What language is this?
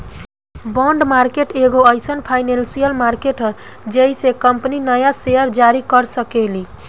Bhojpuri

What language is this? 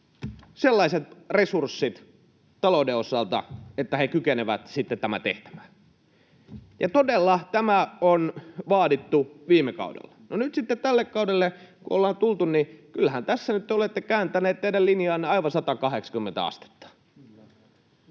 Finnish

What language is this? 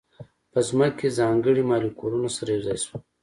Pashto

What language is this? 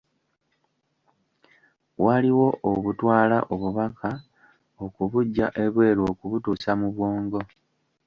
Ganda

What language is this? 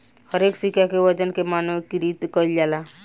Bhojpuri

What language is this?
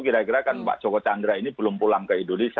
Indonesian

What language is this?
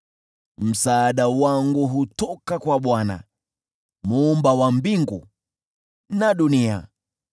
Swahili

